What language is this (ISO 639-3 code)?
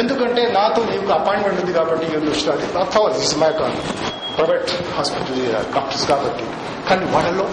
tel